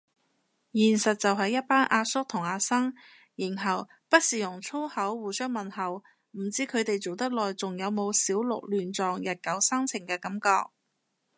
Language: Cantonese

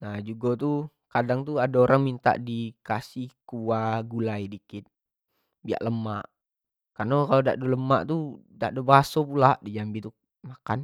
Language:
Jambi Malay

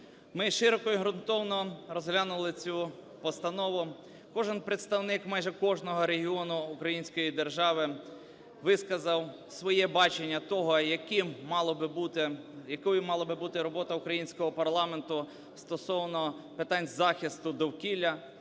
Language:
Ukrainian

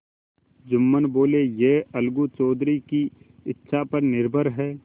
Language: Hindi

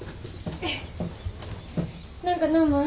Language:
Japanese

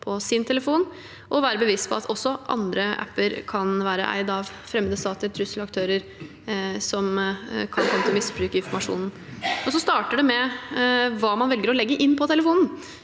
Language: Norwegian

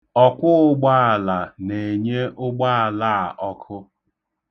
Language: Igbo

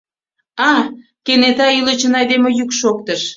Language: Mari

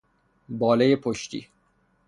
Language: Persian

